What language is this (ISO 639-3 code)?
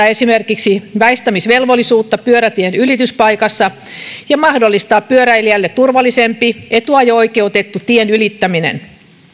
fin